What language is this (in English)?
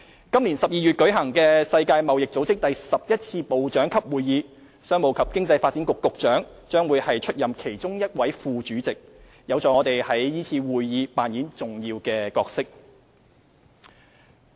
Cantonese